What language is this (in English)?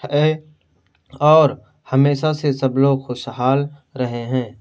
Urdu